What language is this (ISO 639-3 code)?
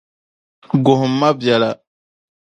dag